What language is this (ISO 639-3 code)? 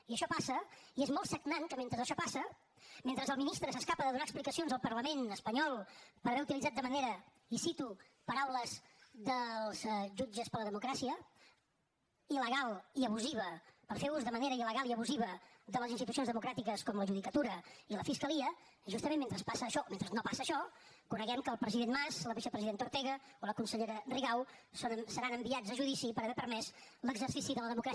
cat